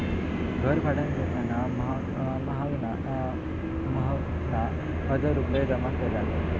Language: Marathi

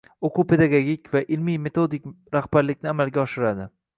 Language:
Uzbek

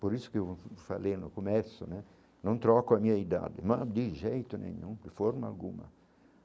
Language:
Portuguese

